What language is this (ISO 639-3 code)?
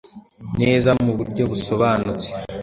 kin